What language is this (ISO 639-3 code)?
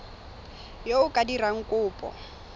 tsn